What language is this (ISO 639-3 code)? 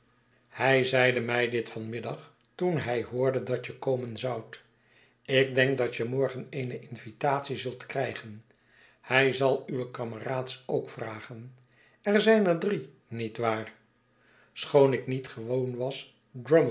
nld